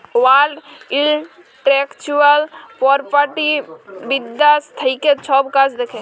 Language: Bangla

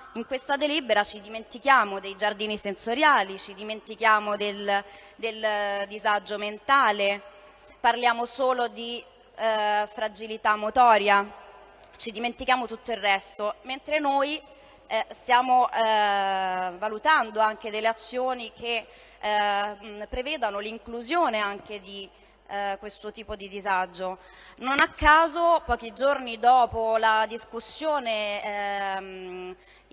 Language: Italian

